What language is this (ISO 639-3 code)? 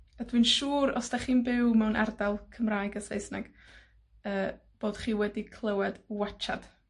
cym